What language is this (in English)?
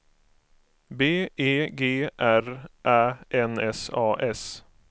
Swedish